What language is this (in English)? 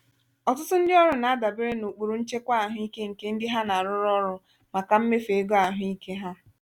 Igbo